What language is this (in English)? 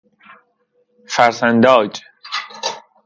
Persian